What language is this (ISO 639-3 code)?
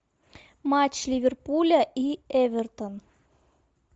rus